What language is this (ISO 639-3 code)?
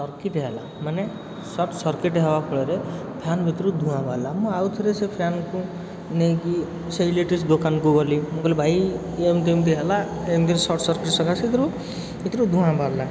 ori